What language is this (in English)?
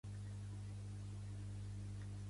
Catalan